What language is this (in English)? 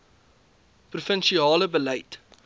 Afrikaans